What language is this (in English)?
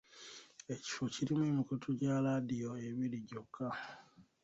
Ganda